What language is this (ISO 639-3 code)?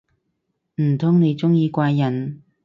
yue